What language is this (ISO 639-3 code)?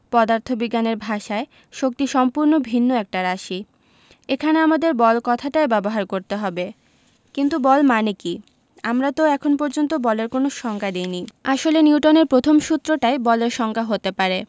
ben